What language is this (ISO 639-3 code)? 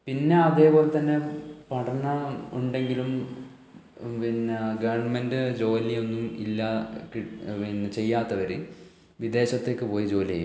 mal